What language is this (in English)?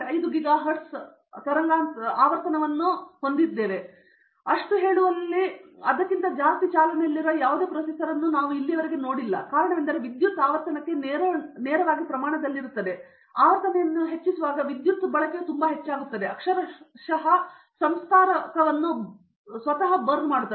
Kannada